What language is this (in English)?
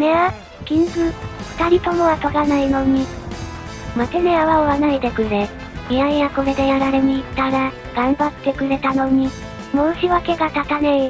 Japanese